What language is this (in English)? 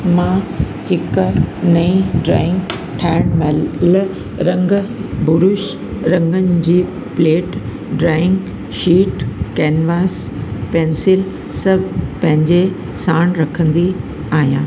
Sindhi